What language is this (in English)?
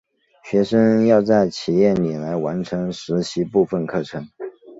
Chinese